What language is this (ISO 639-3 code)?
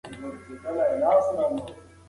pus